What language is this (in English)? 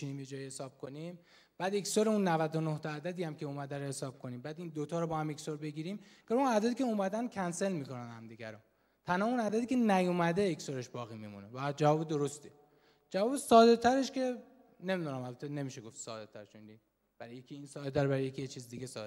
Persian